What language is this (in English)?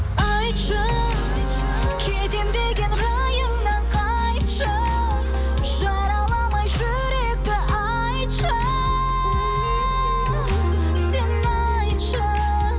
Kazakh